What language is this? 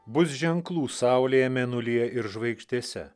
Lithuanian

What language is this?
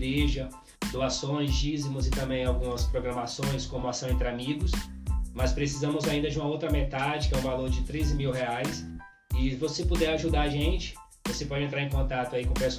Portuguese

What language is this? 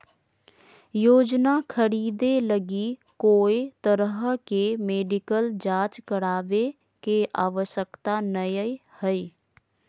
Magahi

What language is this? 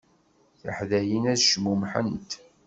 Kabyle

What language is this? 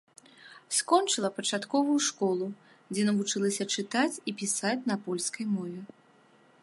Belarusian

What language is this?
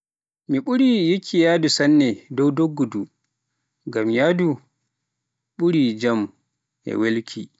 Pular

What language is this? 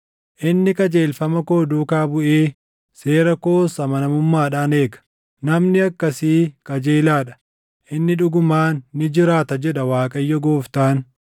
Oromo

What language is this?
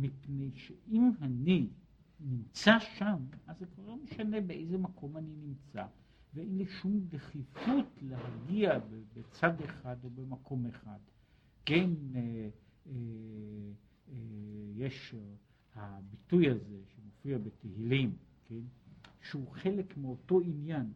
Hebrew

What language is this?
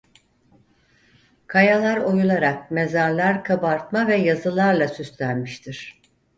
Turkish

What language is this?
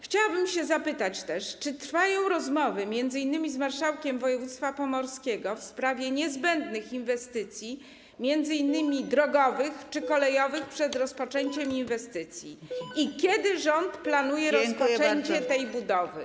Polish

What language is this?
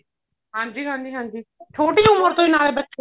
Punjabi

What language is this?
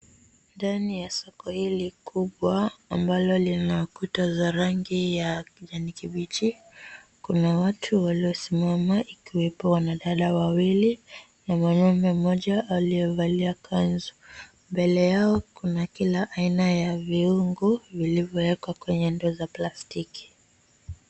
Swahili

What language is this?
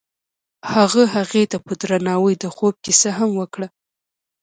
Pashto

